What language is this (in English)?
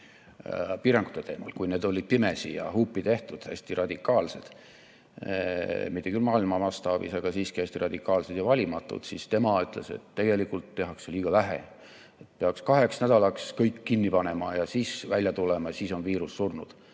Estonian